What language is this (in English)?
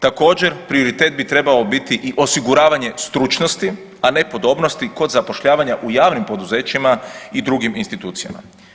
Croatian